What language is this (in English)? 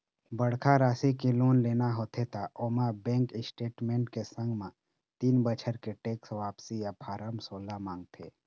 Chhattisgarhi